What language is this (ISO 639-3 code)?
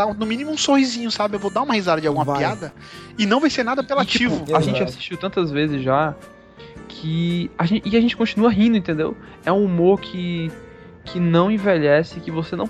por